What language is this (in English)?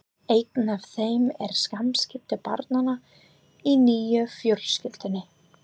Icelandic